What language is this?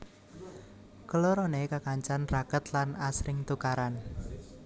Javanese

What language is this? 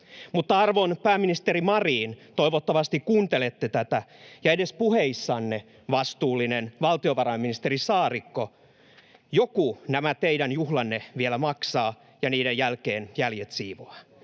Finnish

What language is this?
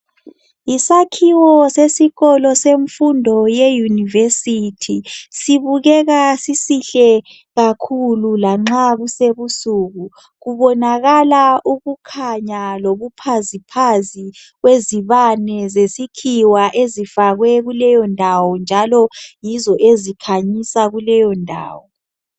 North Ndebele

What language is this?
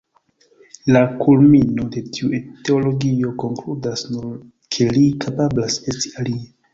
Esperanto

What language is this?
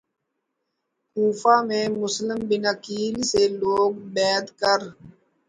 Urdu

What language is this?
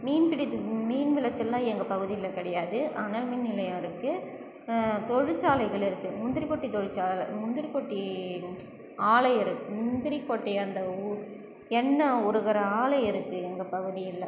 Tamil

